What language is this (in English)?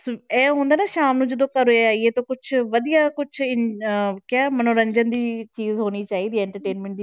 Punjabi